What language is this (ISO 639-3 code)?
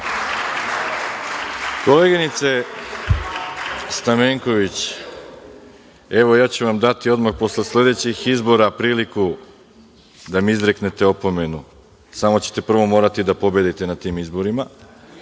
srp